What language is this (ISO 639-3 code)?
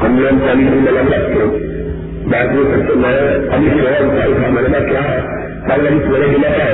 urd